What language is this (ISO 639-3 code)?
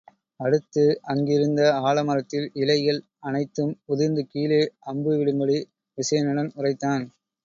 tam